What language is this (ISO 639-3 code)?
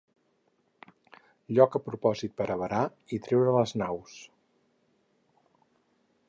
cat